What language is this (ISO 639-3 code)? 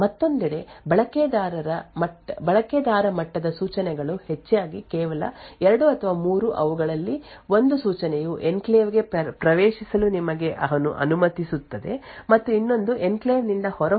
kan